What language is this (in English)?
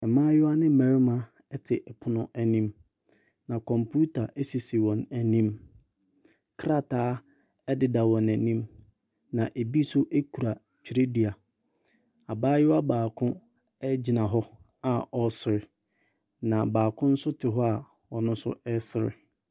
Akan